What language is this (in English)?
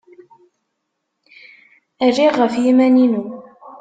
Kabyle